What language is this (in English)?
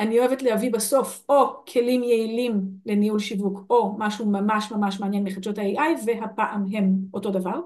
Hebrew